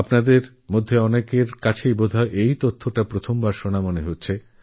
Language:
Bangla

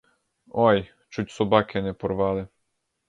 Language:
Ukrainian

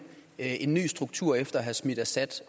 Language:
Danish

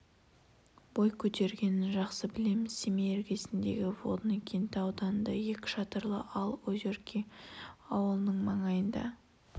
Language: Kazakh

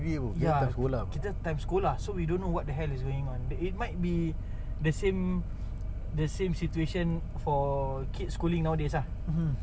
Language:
English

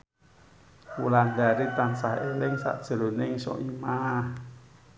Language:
Javanese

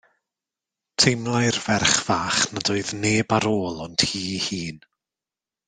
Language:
Welsh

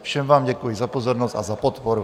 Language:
Czech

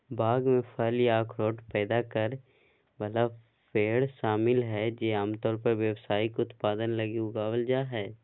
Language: Magahi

